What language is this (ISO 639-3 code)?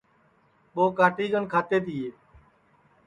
ssi